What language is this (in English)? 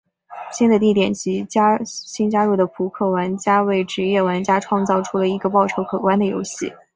Chinese